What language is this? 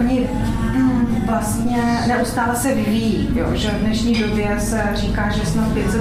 Czech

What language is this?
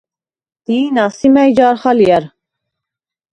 Svan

